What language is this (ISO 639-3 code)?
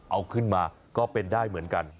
tha